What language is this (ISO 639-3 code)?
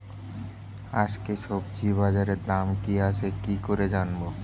ben